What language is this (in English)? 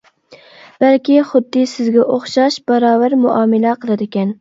Uyghur